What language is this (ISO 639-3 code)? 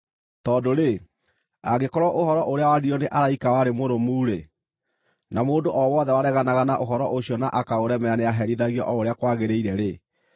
kik